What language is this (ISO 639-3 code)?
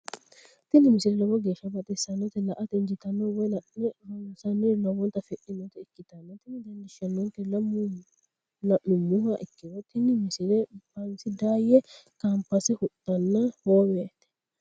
sid